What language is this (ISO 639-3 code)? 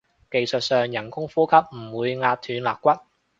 yue